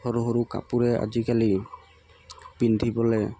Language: Assamese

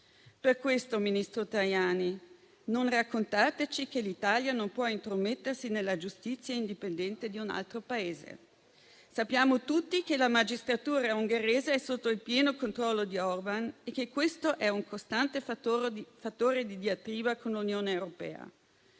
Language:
Italian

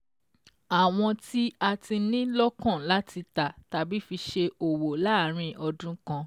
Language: Yoruba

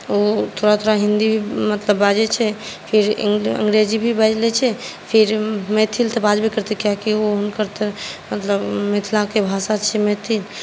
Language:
Maithili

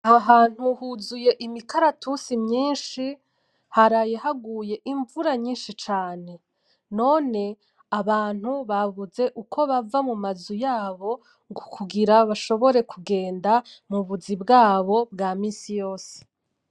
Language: Rundi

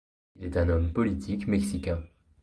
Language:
French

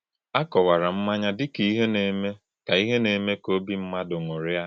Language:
Igbo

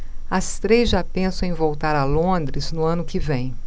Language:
Portuguese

